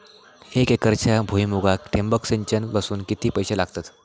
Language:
Marathi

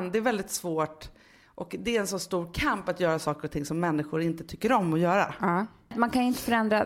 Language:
Swedish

